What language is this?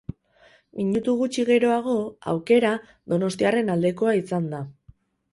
Basque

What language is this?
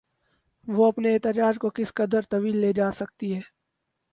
Urdu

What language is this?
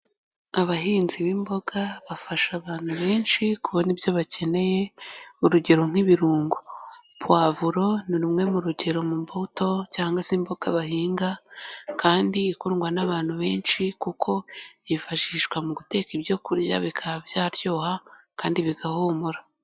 Kinyarwanda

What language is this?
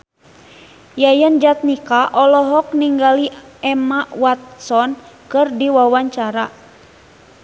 Sundanese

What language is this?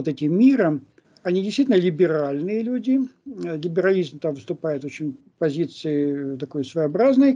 Russian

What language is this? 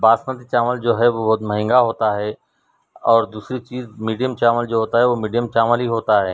Urdu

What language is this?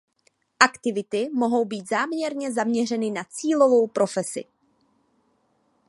Czech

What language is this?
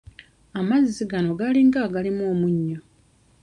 Ganda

